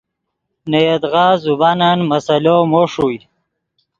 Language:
Yidgha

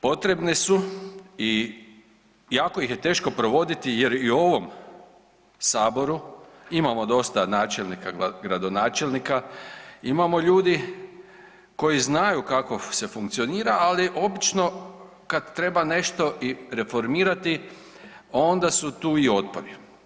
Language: Croatian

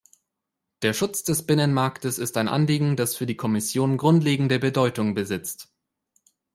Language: German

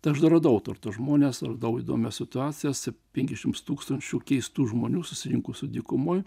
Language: Lithuanian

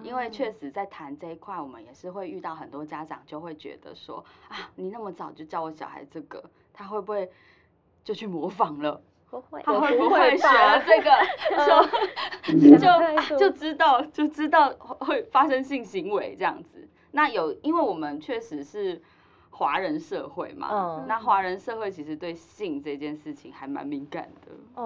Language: Chinese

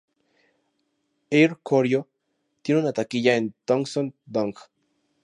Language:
Spanish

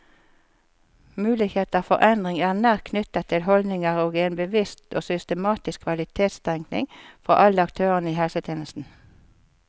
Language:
Norwegian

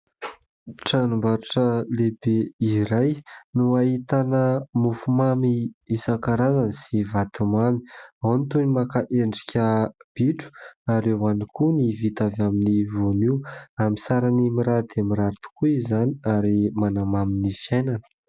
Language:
Malagasy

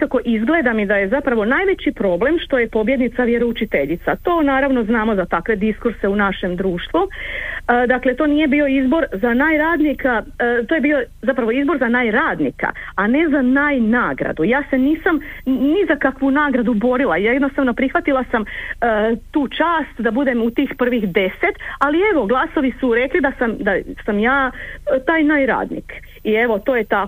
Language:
Croatian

